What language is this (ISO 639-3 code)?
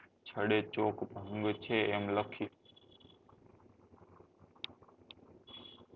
guj